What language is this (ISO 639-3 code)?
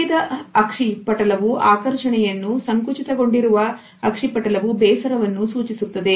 kan